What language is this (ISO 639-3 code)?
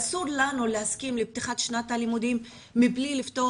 heb